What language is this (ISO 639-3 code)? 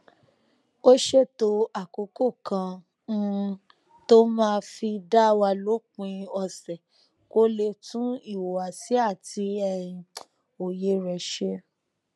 yor